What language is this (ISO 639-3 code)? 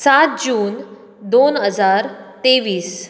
kok